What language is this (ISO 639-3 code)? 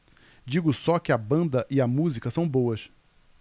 por